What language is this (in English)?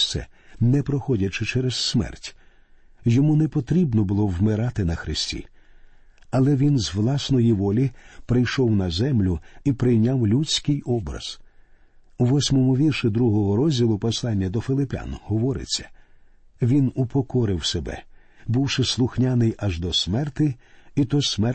Ukrainian